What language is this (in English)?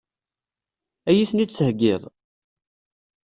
Kabyle